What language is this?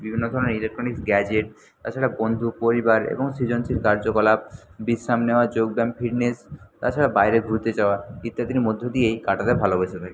Bangla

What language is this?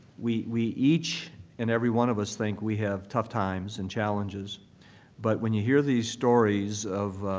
English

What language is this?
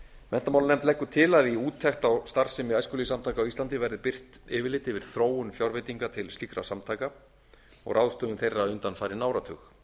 Icelandic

